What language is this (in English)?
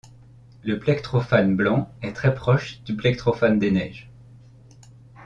French